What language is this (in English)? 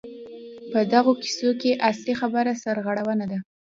Pashto